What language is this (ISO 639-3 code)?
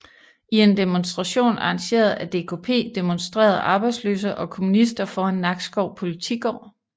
dan